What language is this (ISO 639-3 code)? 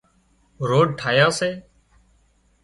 kxp